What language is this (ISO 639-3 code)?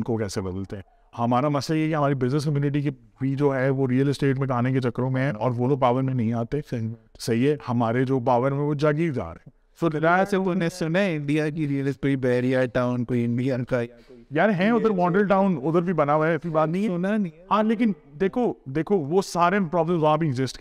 urd